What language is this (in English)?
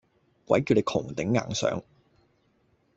Cantonese